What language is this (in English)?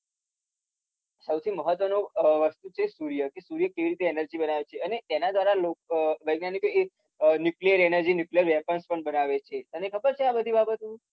Gujarati